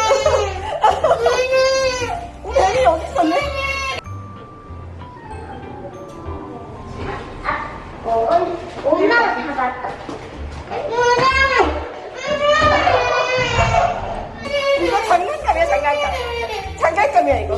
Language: Korean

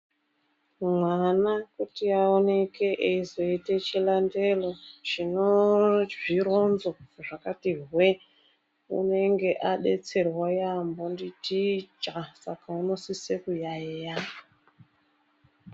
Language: Ndau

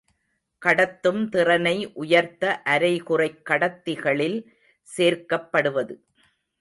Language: Tamil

